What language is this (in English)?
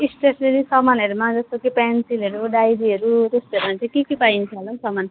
Nepali